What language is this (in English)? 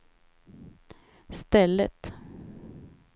Swedish